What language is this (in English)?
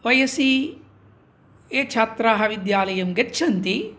Sanskrit